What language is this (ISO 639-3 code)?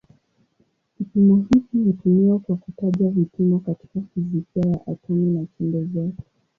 swa